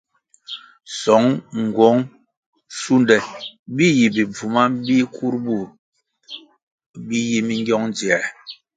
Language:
Kwasio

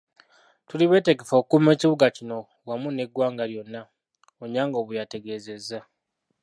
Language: Ganda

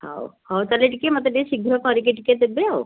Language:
Odia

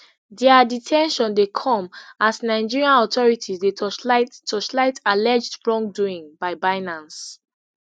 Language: Nigerian Pidgin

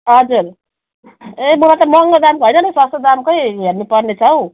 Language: Nepali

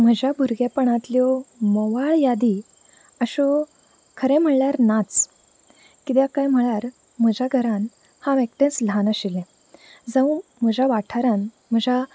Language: Konkani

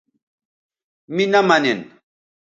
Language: Bateri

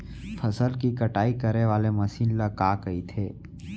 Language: Chhattisgarhi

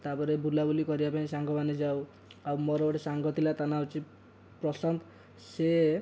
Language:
Odia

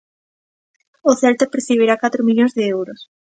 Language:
Galician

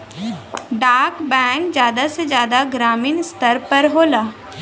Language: Bhojpuri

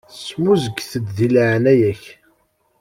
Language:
Kabyle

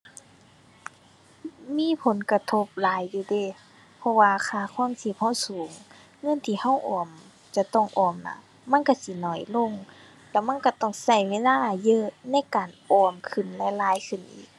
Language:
Thai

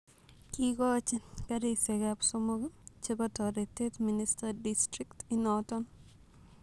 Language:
Kalenjin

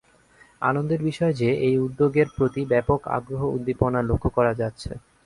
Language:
Bangla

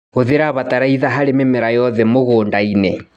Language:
Kikuyu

